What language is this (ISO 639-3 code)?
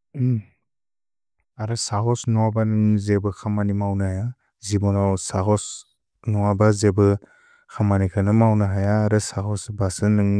brx